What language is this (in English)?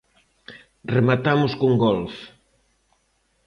Galician